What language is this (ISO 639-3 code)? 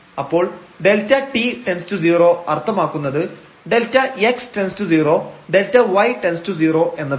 mal